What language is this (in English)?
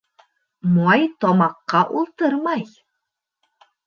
Bashkir